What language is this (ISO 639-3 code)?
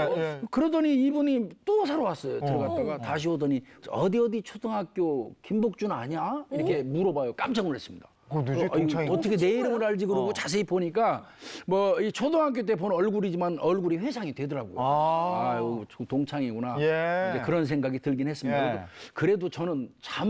kor